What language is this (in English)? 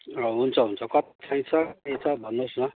Nepali